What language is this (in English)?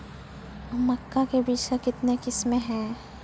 Maithili